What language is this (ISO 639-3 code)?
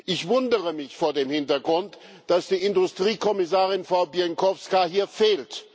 deu